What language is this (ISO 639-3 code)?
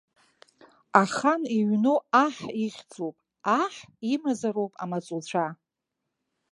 abk